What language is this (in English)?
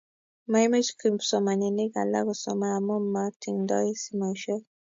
Kalenjin